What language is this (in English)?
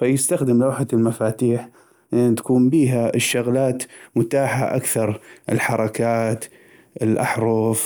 North Mesopotamian Arabic